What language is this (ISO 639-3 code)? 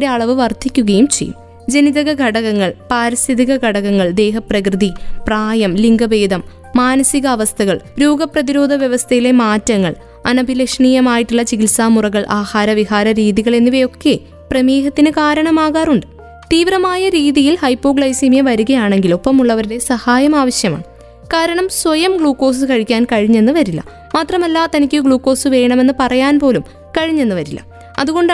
mal